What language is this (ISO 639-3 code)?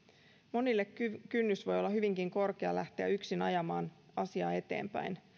fin